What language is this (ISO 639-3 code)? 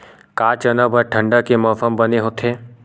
hne